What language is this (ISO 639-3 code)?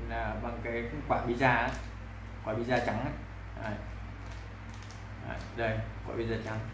vie